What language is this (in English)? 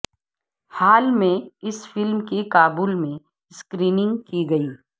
Urdu